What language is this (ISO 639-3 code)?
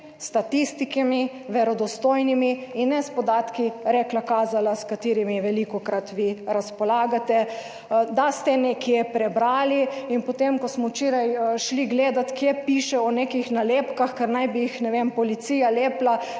slv